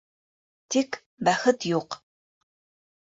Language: Bashkir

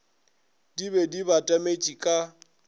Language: Northern Sotho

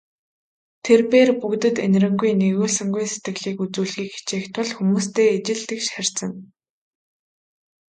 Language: Mongolian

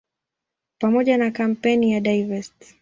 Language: Swahili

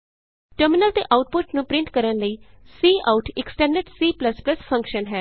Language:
Punjabi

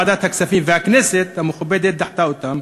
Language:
Hebrew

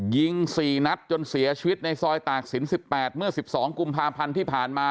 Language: Thai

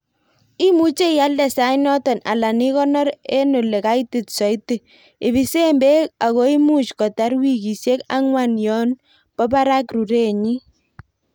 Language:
Kalenjin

